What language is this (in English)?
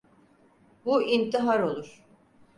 Turkish